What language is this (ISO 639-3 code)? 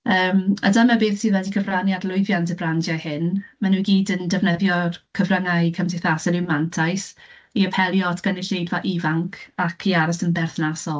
cym